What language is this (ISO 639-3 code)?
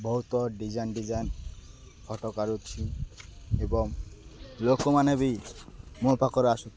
ori